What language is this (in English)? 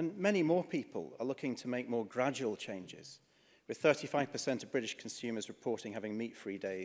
English